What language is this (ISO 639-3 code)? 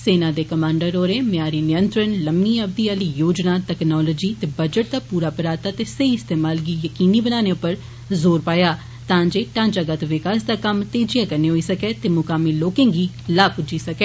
doi